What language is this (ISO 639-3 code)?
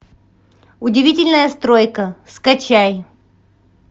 rus